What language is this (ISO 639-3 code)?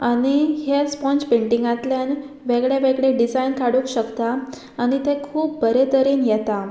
kok